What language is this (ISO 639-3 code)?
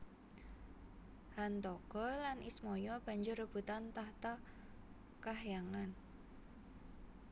jav